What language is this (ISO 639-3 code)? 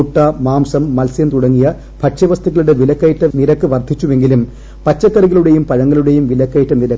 mal